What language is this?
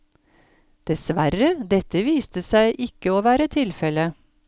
Norwegian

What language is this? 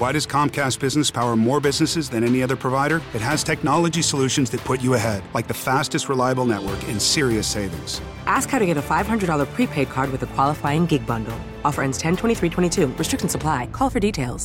Filipino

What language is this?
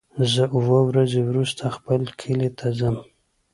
Pashto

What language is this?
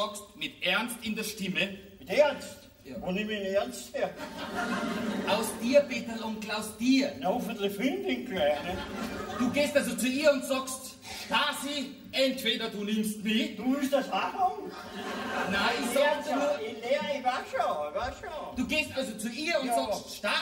German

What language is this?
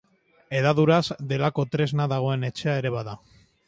Basque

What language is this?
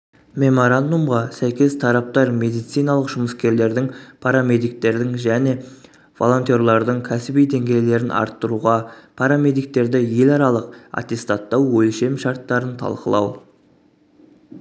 Kazakh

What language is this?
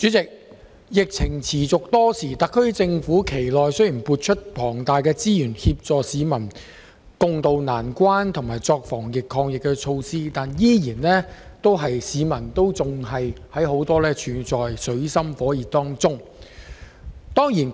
Cantonese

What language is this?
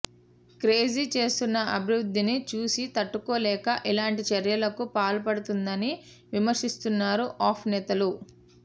Telugu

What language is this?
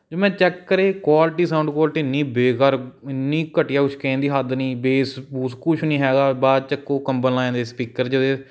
Punjabi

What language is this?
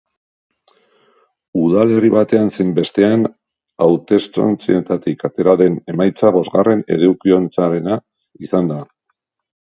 Basque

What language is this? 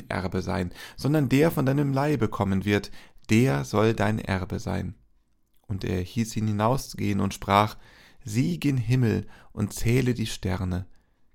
German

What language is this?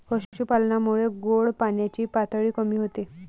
Marathi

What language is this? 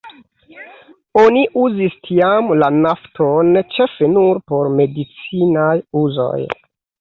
Esperanto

